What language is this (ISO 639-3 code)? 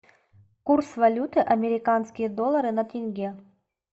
rus